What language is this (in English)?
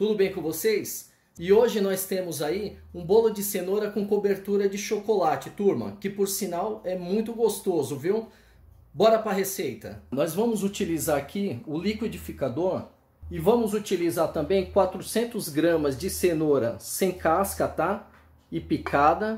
Portuguese